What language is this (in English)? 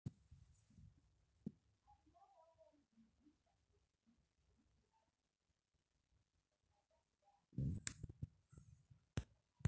Masai